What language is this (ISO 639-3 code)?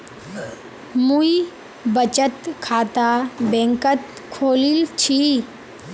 mag